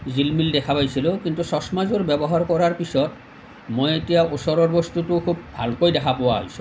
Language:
Assamese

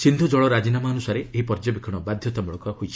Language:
Odia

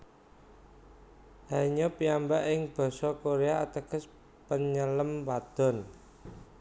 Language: Javanese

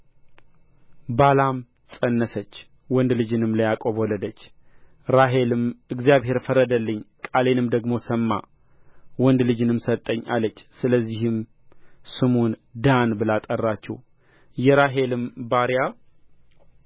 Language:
Amharic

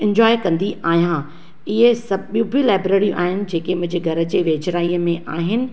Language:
Sindhi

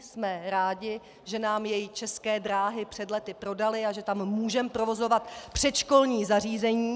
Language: Czech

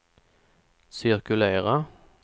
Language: Swedish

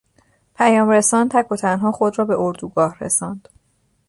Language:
Persian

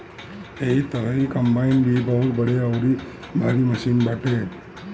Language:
Bhojpuri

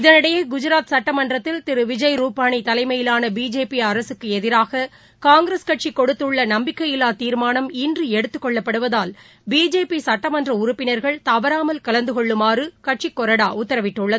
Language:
Tamil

